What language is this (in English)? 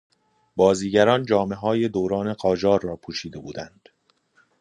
Persian